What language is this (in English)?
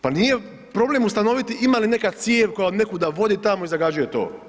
Croatian